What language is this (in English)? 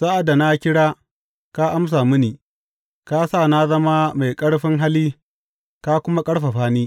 Hausa